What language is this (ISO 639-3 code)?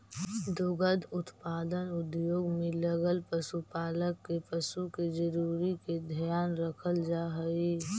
mag